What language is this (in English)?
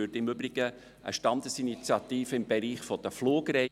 Swiss German